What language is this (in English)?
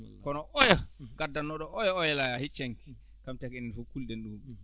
Fula